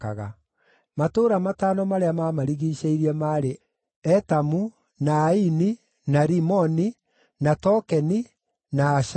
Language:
Kikuyu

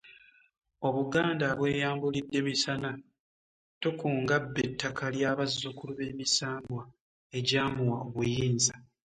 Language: Ganda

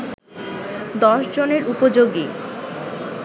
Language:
Bangla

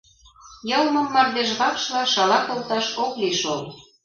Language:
Mari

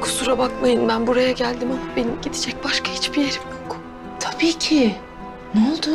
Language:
Turkish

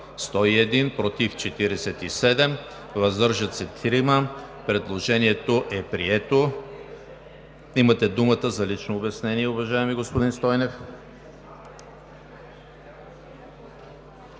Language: Bulgarian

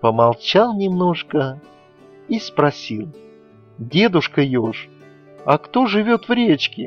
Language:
Russian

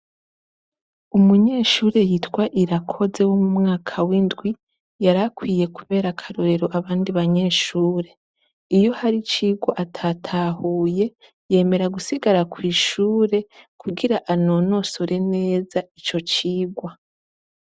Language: Rundi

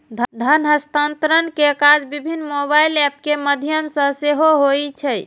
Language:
Maithili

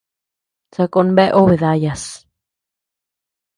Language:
Tepeuxila Cuicatec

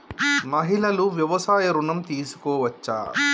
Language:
Telugu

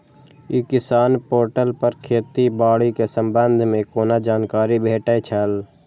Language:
Maithili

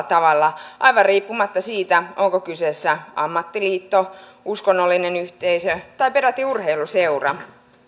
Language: Finnish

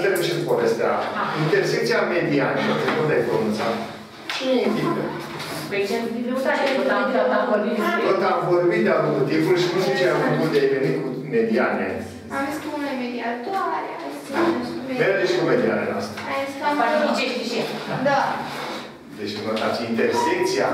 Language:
Romanian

